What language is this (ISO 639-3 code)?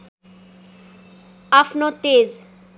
nep